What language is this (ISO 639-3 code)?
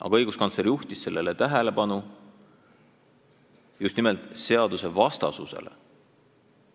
est